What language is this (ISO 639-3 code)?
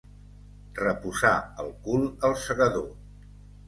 cat